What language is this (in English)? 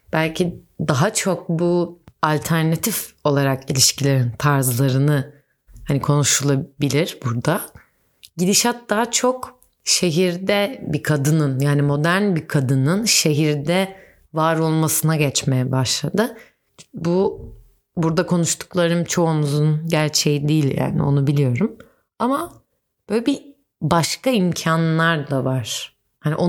Turkish